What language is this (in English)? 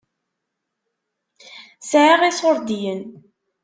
Kabyle